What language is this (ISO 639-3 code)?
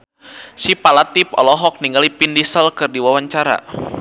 sun